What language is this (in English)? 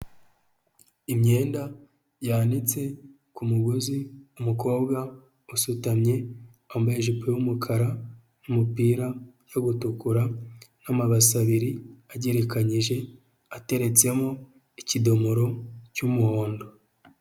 Kinyarwanda